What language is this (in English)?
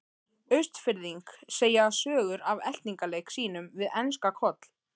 Icelandic